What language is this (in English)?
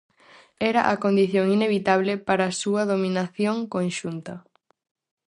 Galician